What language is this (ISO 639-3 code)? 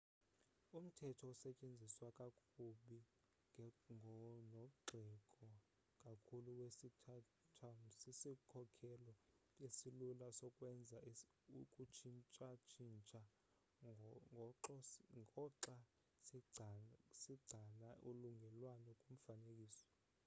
xho